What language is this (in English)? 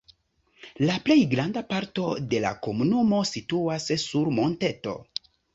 Esperanto